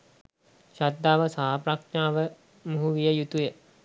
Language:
Sinhala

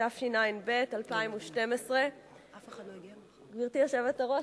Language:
Hebrew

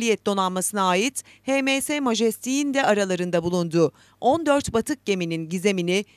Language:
Turkish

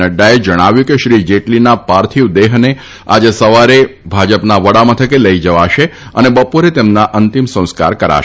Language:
Gujarati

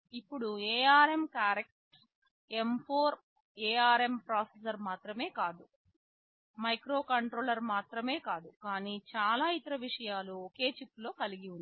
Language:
Telugu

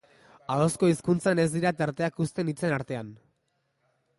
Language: Basque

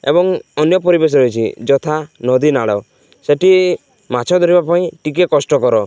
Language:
Odia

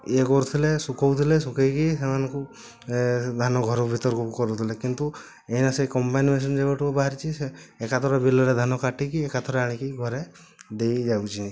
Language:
Odia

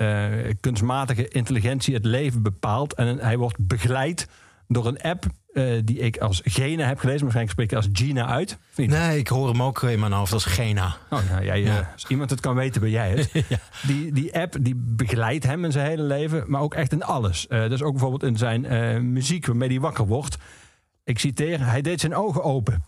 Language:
Dutch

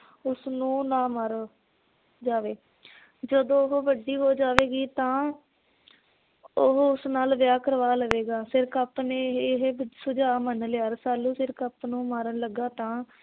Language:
Punjabi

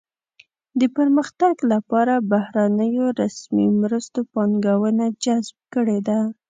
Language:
Pashto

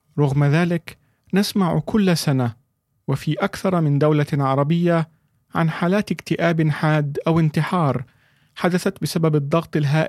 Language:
Arabic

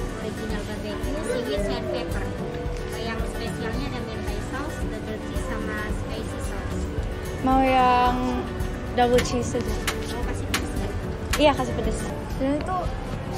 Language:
Indonesian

